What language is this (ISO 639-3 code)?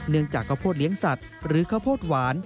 tha